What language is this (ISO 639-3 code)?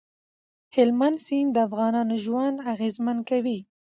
pus